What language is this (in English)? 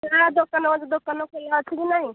Odia